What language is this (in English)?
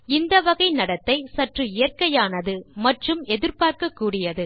Tamil